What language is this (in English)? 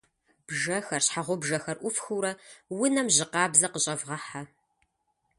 Kabardian